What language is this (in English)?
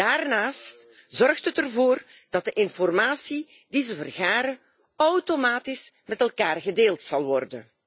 Dutch